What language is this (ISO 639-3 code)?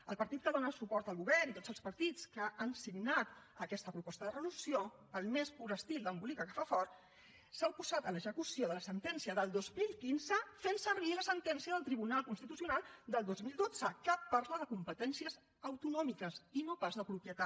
cat